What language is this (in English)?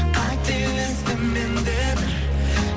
Kazakh